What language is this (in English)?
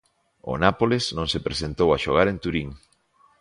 Galician